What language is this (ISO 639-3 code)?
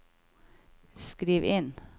nor